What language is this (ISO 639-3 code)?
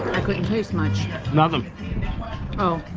eng